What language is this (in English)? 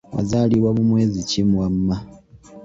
Ganda